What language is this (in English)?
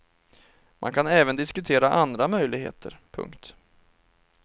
Swedish